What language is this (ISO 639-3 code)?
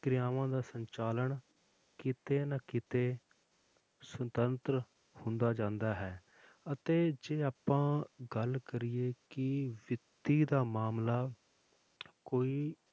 pan